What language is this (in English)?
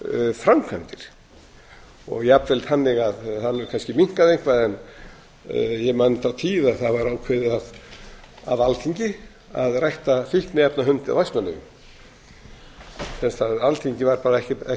Icelandic